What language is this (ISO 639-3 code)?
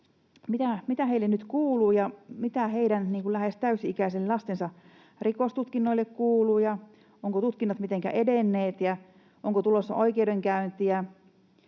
fin